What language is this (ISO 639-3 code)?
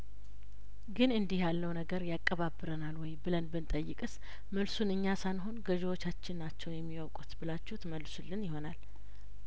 amh